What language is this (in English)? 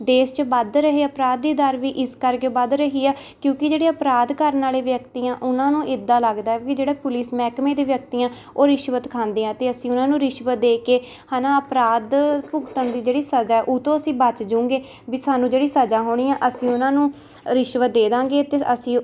Punjabi